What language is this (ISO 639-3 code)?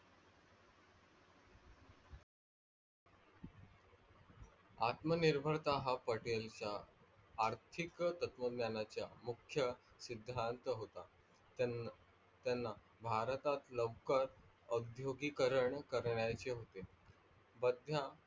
mar